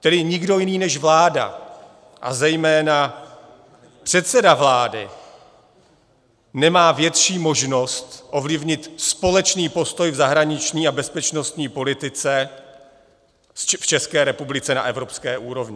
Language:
Czech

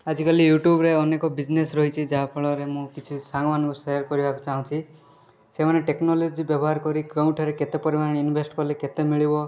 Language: Odia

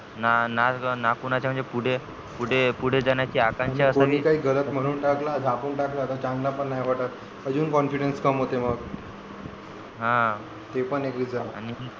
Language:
Marathi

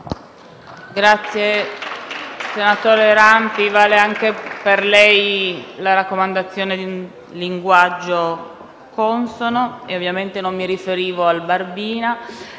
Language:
Italian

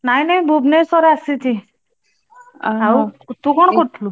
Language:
Odia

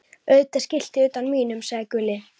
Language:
Icelandic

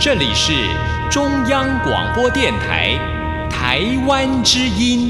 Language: Chinese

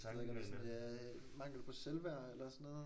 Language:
Danish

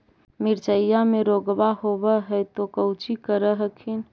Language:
Magahi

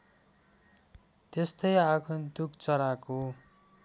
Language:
Nepali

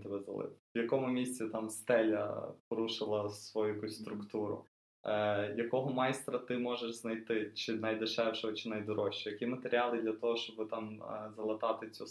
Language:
Ukrainian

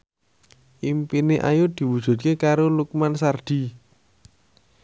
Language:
Javanese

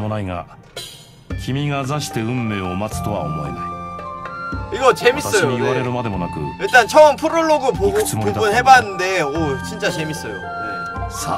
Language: Korean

